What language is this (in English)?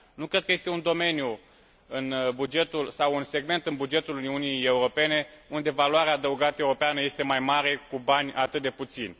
Romanian